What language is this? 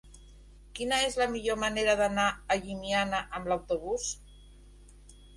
Catalan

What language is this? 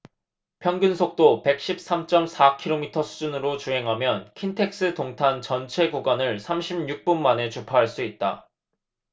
Korean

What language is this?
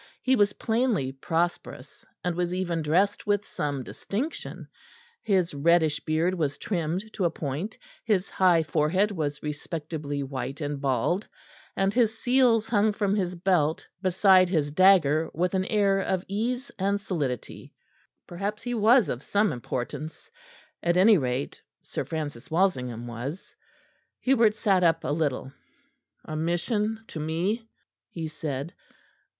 English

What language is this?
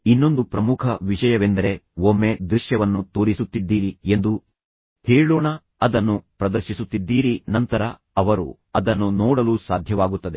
Kannada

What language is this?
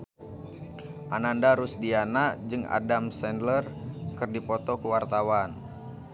Sundanese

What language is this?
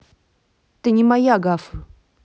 Russian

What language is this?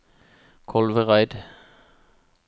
Norwegian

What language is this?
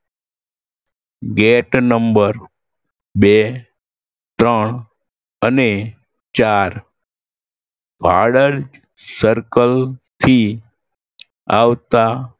Gujarati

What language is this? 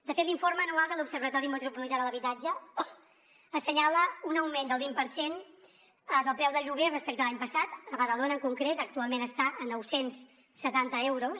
Catalan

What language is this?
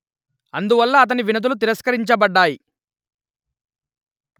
Telugu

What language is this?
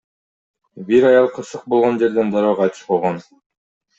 Kyrgyz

